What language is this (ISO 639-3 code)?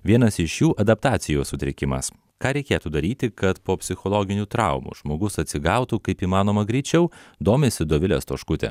lit